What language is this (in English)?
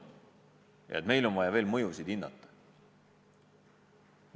Estonian